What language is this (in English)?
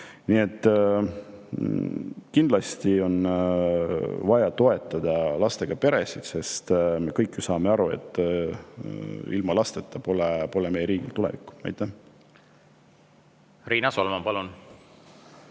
Estonian